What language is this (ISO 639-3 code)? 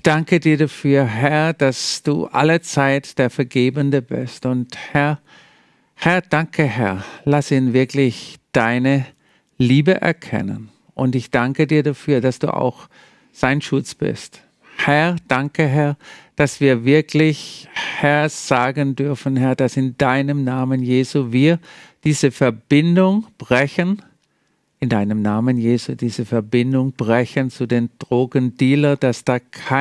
deu